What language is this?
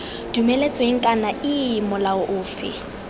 Tswana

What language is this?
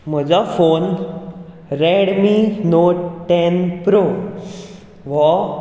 Konkani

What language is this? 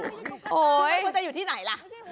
Thai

